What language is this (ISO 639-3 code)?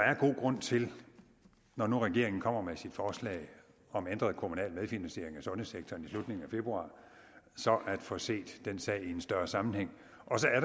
dan